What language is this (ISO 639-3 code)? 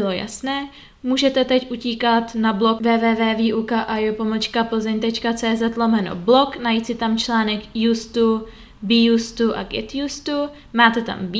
ces